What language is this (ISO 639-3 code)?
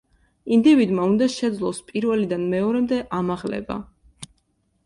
kat